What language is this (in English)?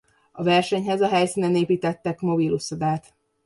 Hungarian